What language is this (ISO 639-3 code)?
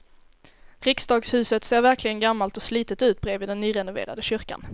swe